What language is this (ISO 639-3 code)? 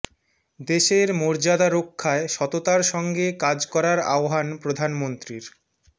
ben